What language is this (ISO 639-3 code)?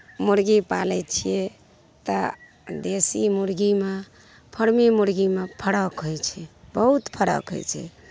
mai